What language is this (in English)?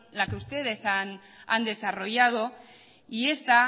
Spanish